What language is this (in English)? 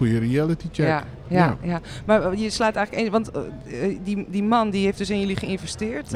Dutch